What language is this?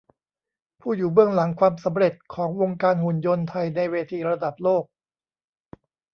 Thai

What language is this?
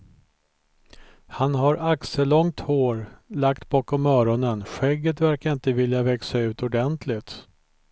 Swedish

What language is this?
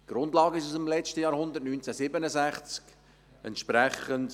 Swiss German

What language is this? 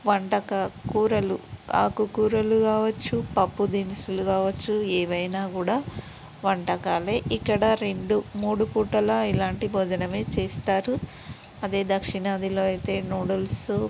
Telugu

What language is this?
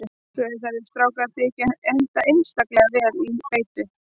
Icelandic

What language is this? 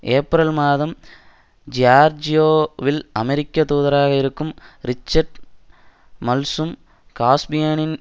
Tamil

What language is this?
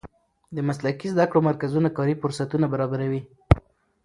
Pashto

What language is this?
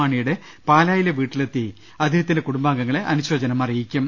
Malayalam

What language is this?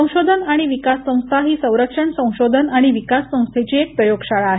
Marathi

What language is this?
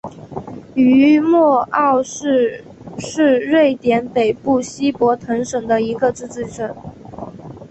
Chinese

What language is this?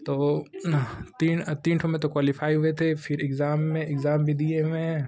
Hindi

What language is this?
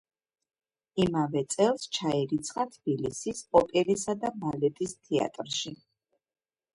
Georgian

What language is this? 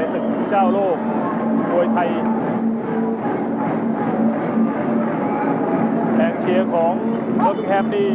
Thai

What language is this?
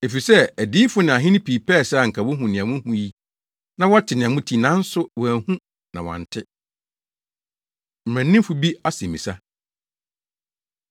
Akan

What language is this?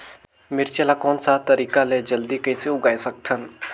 Chhattisgarhi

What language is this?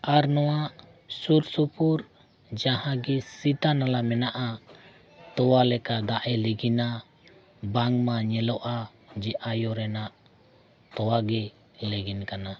Santali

